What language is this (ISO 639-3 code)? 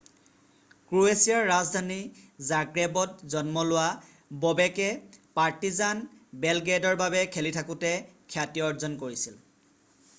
asm